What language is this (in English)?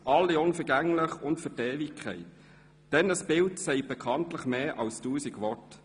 Swiss German